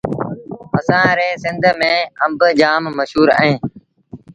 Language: Sindhi Bhil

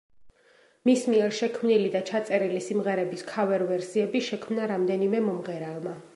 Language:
Georgian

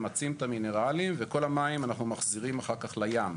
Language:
Hebrew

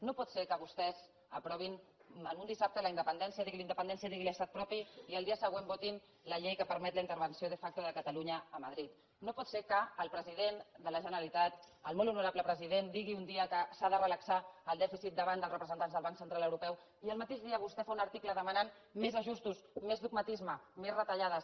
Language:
Catalan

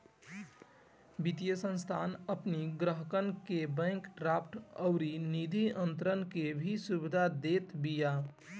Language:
Bhojpuri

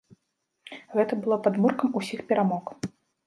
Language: Belarusian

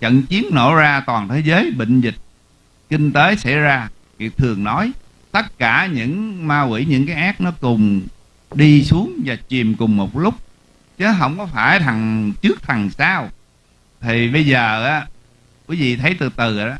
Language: Vietnamese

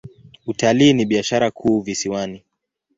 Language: Swahili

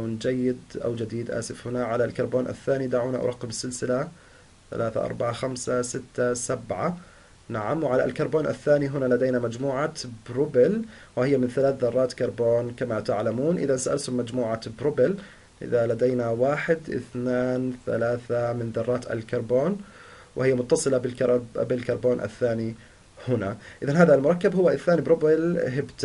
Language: Arabic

